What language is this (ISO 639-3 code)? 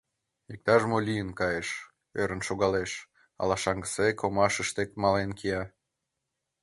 chm